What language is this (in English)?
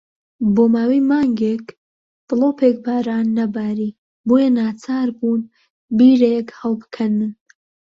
Central Kurdish